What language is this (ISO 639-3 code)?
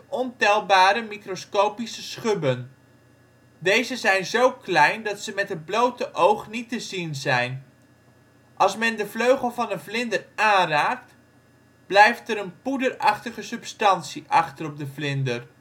nld